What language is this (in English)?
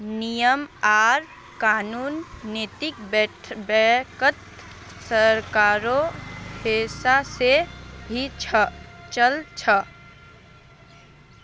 Magahi